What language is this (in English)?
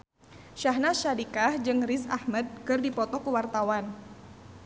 Sundanese